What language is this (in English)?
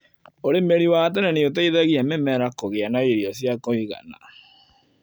Kikuyu